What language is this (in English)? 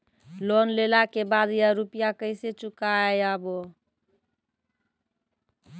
Maithili